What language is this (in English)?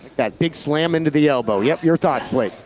English